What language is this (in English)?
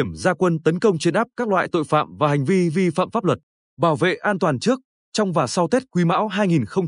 Vietnamese